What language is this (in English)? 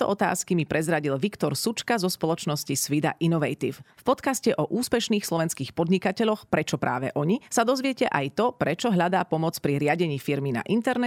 Slovak